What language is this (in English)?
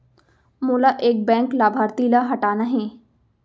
Chhattisgarhi